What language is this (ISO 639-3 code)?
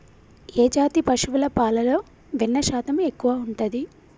tel